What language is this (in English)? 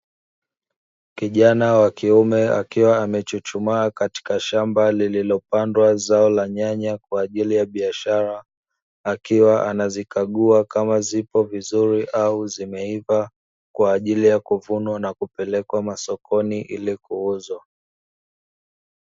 Swahili